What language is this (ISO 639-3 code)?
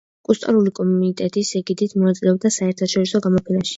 kat